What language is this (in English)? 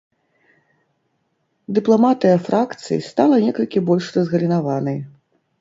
Belarusian